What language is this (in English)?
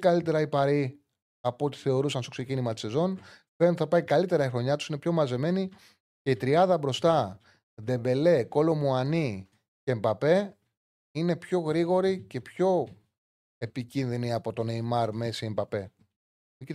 Greek